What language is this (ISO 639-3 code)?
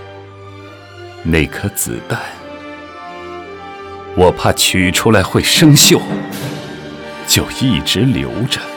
zho